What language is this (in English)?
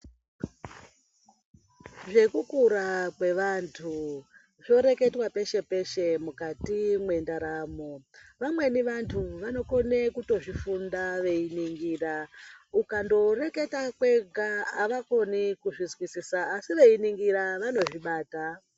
Ndau